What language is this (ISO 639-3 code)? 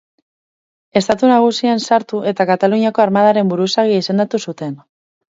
eus